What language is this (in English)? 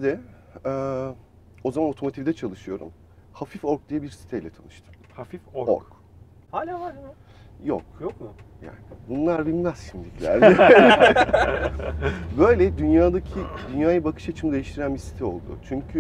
Turkish